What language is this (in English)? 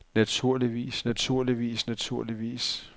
Danish